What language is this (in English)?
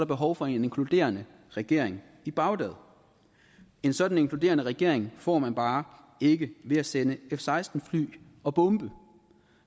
Danish